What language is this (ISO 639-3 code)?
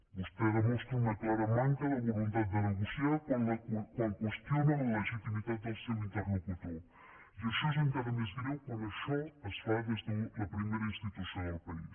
cat